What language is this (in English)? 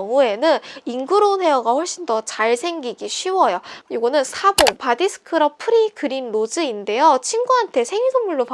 Korean